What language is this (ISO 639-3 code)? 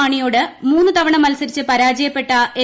mal